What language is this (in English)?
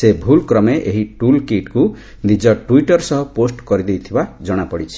Odia